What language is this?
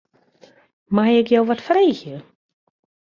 Western Frisian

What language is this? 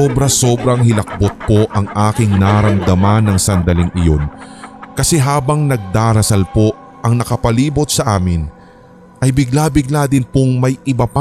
Filipino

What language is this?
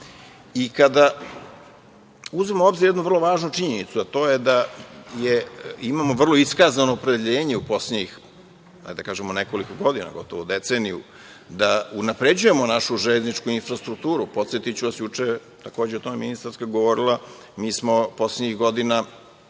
Serbian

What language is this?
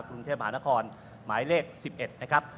Thai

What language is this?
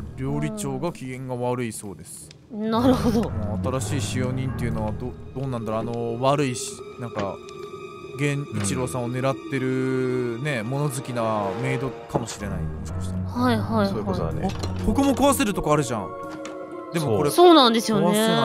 Japanese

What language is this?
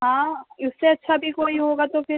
Urdu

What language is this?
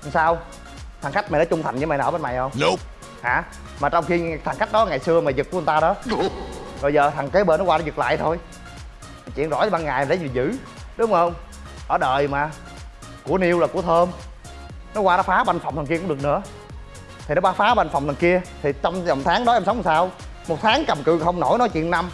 Vietnamese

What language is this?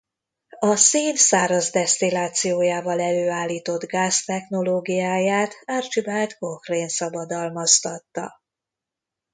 Hungarian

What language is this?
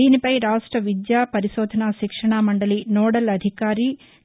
Telugu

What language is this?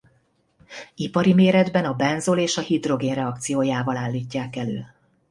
Hungarian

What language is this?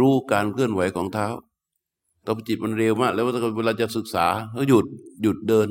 Thai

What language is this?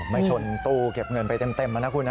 Thai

